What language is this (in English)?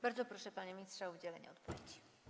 Polish